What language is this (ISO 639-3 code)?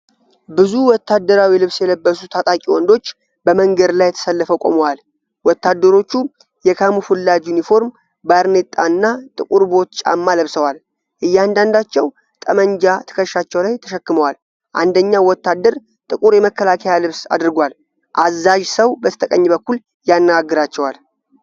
amh